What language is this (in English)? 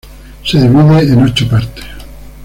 Spanish